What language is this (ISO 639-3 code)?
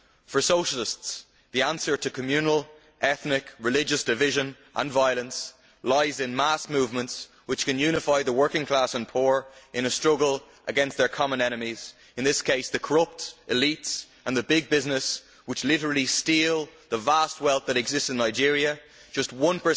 eng